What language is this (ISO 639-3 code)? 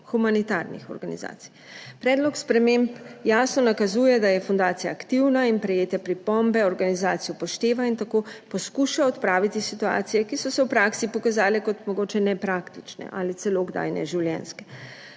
slv